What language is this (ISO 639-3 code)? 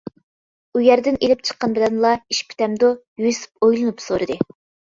uig